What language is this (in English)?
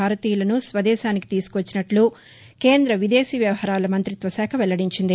Telugu